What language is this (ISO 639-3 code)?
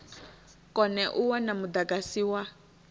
ven